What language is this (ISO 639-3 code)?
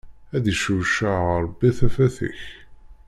kab